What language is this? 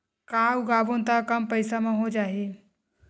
Chhattisgarhi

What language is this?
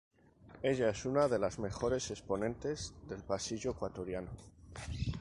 Spanish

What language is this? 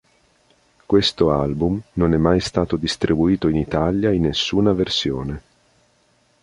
Italian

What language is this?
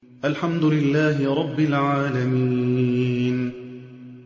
Arabic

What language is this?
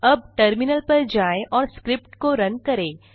Hindi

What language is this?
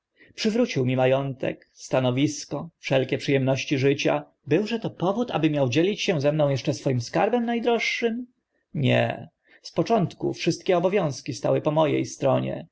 Polish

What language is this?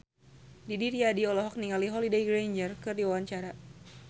Sundanese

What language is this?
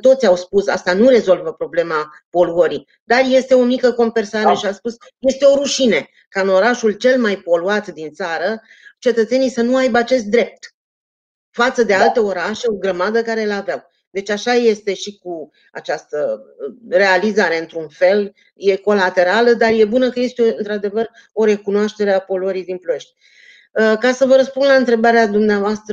Romanian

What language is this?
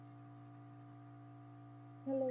Punjabi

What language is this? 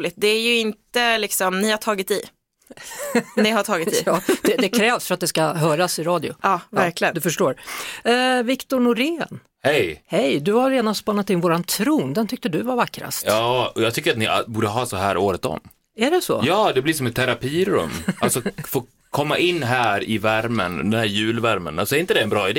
Swedish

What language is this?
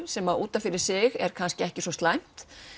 Icelandic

